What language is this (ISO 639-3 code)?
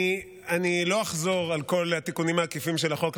heb